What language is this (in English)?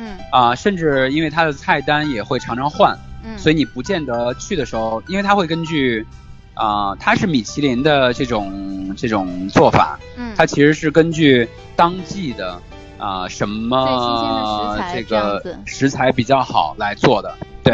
Chinese